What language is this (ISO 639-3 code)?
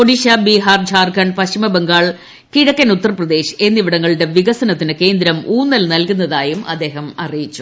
mal